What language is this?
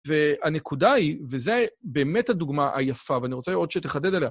Hebrew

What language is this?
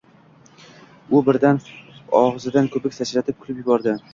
Uzbek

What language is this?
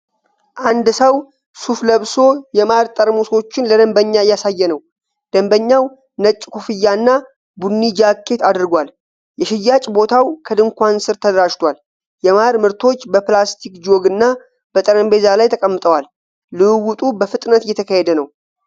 Amharic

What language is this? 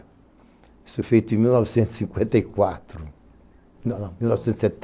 Portuguese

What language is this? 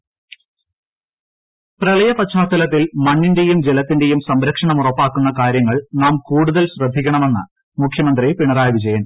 Malayalam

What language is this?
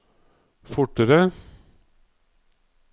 Norwegian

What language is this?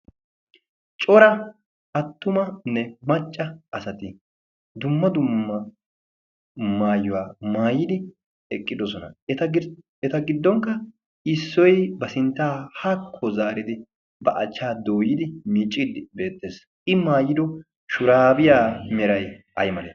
Wolaytta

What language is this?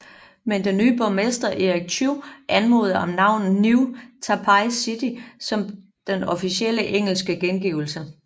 Danish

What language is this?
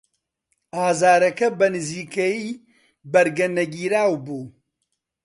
Central Kurdish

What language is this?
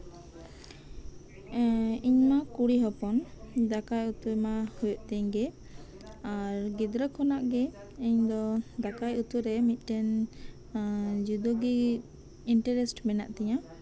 Santali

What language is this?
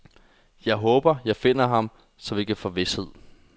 Danish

